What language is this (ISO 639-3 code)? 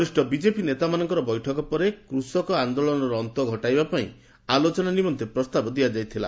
ori